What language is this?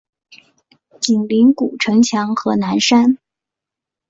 Chinese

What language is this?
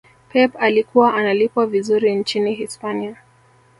Swahili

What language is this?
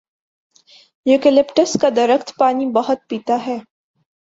Urdu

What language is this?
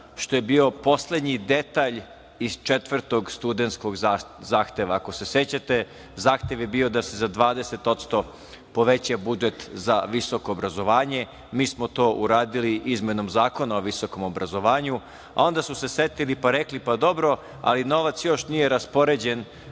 Serbian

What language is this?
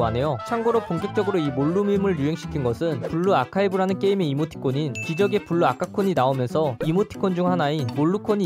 Korean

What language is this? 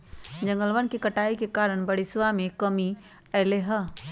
Magahi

